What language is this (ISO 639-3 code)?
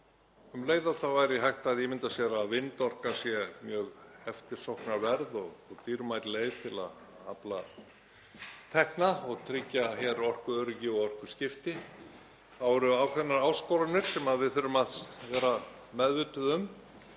isl